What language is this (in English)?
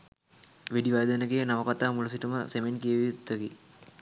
Sinhala